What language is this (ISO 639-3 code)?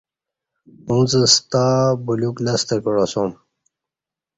bsh